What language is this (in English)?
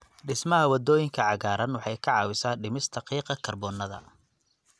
Somali